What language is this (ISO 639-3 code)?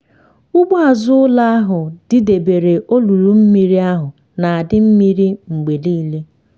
ibo